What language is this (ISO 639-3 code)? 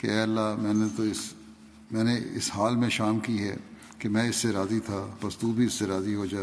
urd